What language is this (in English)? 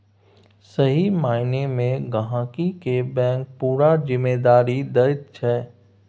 Maithili